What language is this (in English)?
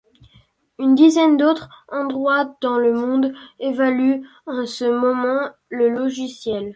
French